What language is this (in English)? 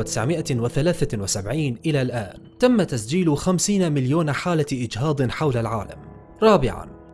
Arabic